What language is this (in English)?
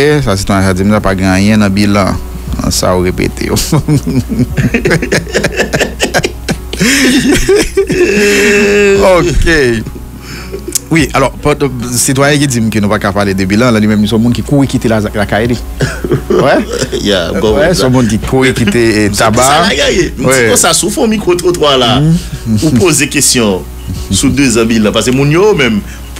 French